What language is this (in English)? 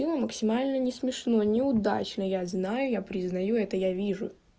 Russian